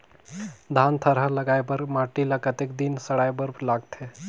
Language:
Chhattisgarhi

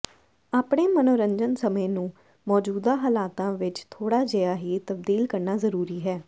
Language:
Punjabi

